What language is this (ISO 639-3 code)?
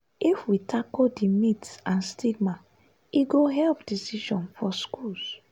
pcm